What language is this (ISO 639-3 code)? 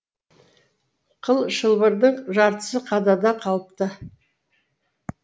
kaz